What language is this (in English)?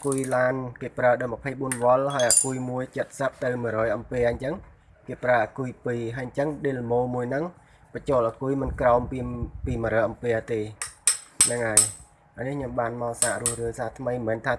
Vietnamese